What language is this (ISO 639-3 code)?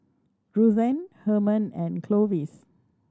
eng